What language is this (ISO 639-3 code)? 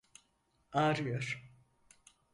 tur